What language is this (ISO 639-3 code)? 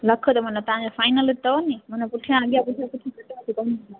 snd